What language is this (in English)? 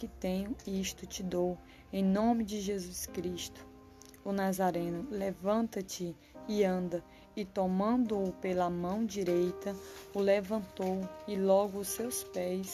Portuguese